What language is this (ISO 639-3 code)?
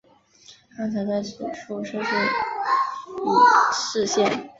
zho